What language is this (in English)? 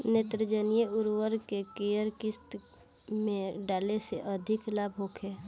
Bhojpuri